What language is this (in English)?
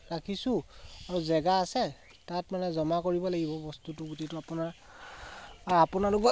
Assamese